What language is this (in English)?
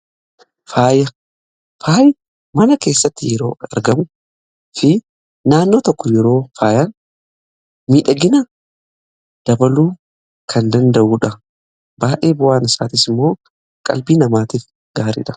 Oromo